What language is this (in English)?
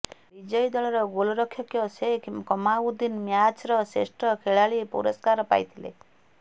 Odia